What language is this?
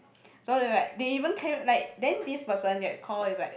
English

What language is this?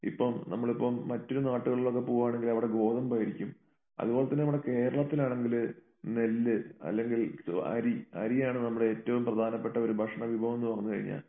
Malayalam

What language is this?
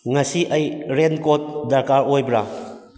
Manipuri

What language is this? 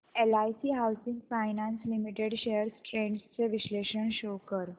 Marathi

